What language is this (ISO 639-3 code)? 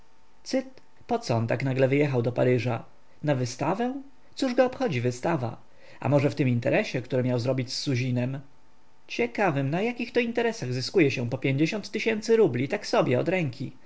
pol